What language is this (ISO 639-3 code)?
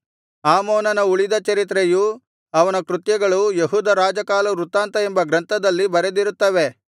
kan